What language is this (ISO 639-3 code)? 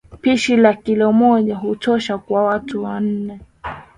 swa